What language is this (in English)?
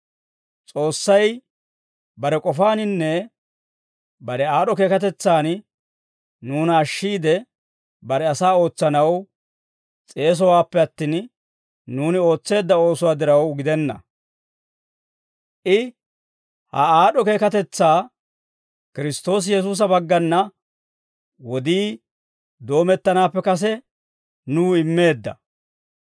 Dawro